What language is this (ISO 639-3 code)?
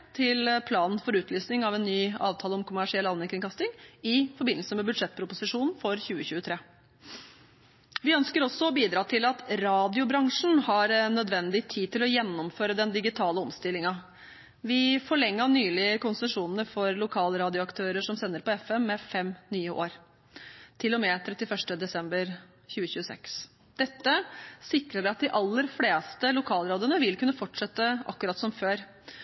nob